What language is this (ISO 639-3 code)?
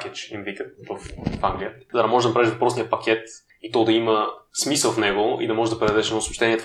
bul